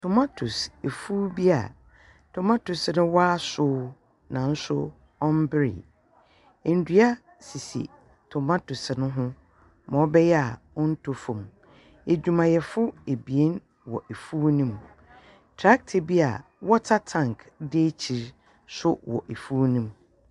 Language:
Akan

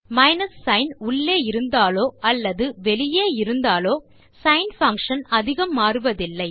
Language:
Tamil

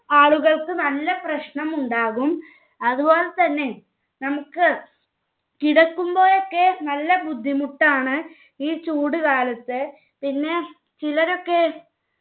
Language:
Malayalam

